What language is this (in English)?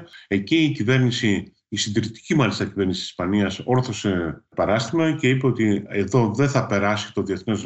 Greek